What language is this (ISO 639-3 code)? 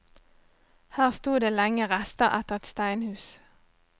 nor